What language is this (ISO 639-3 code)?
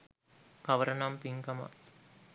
sin